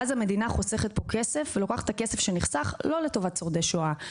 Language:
Hebrew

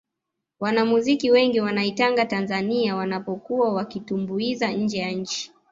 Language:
Swahili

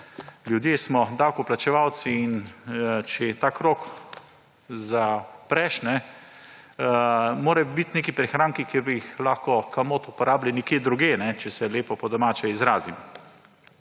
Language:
Slovenian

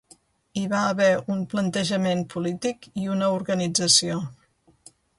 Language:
Catalan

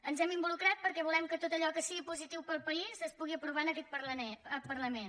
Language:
Catalan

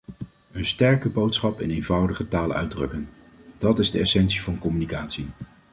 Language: Dutch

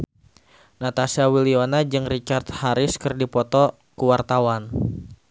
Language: Sundanese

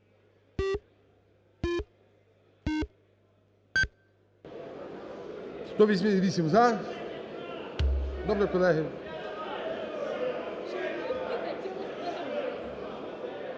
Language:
Ukrainian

